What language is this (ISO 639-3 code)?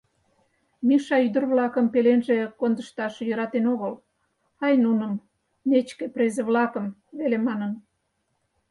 chm